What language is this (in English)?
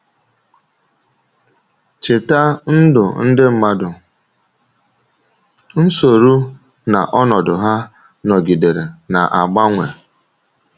Igbo